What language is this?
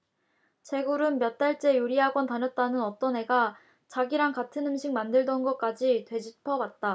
Korean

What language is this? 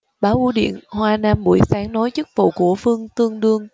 Vietnamese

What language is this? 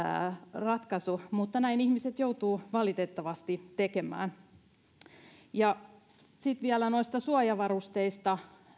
Finnish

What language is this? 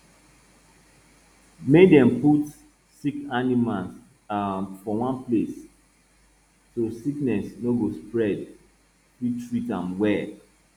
Nigerian Pidgin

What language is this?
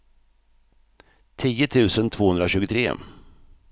Swedish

